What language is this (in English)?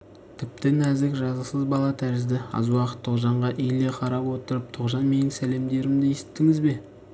Kazakh